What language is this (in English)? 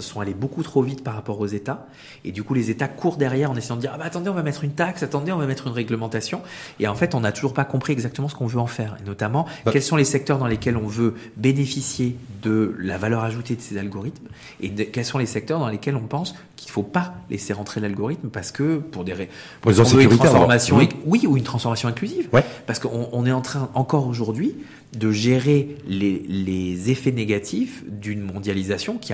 French